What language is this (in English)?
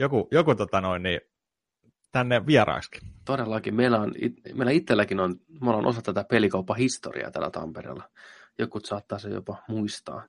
Finnish